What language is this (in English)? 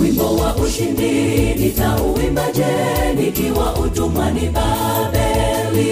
Swahili